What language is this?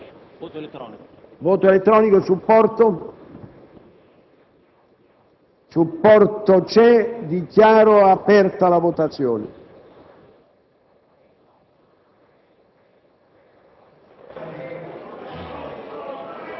Italian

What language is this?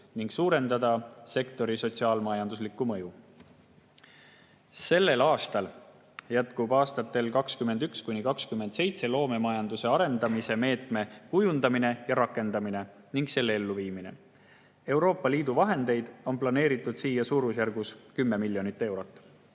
Estonian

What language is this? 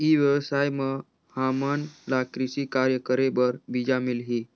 Chhattisgarhi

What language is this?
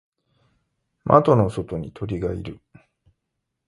Japanese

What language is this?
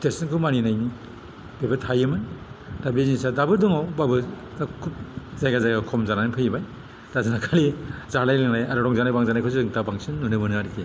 Bodo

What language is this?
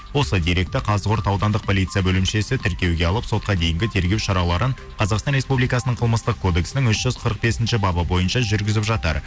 Kazakh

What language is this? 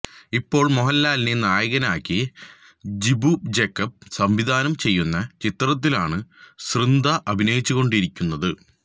Malayalam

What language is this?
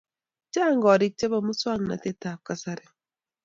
Kalenjin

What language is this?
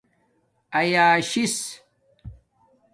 Domaaki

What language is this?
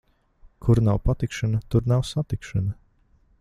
Latvian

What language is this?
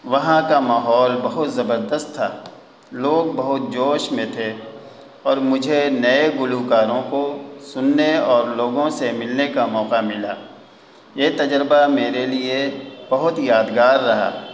Urdu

